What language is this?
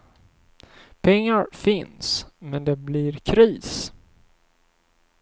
Swedish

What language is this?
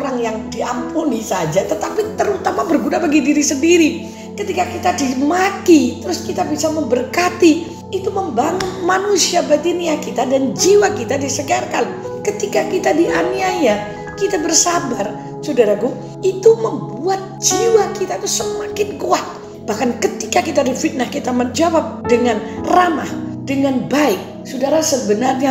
Indonesian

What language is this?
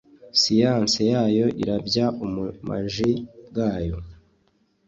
Kinyarwanda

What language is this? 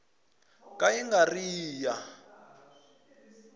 Tsonga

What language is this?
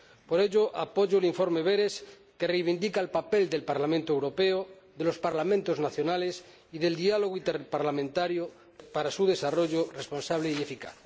Spanish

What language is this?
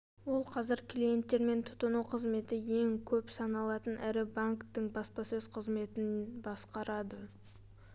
Kazakh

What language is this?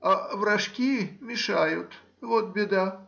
Russian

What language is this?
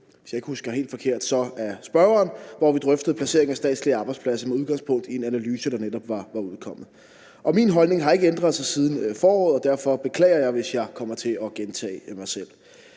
Danish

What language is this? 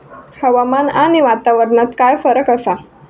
Marathi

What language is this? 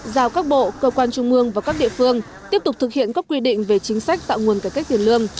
Vietnamese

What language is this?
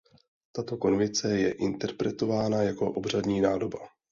Czech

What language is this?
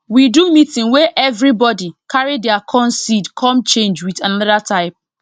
Nigerian Pidgin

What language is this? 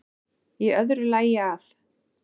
Icelandic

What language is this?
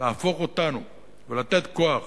Hebrew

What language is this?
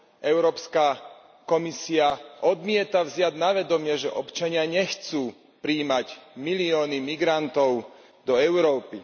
Slovak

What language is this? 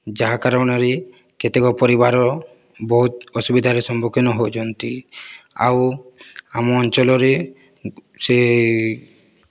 Odia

